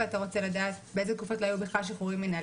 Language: Hebrew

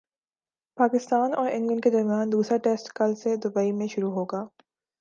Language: Urdu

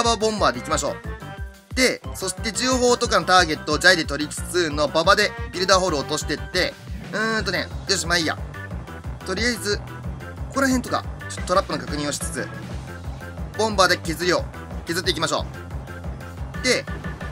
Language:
Japanese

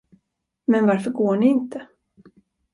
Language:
Swedish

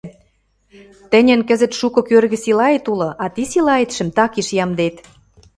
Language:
Western Mari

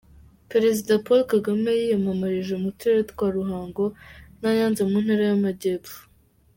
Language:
Kinyarwanda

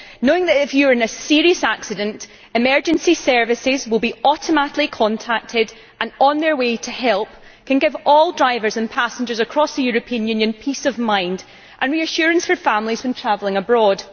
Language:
English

